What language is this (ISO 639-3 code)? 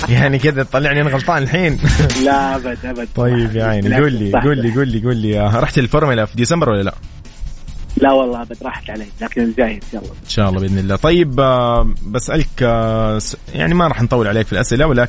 ara